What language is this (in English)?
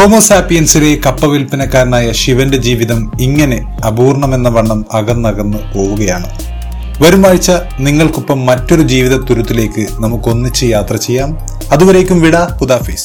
Malayalam